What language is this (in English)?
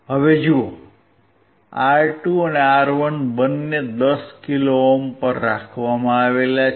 Gujarati